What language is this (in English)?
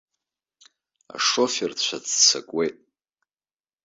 Abkhazian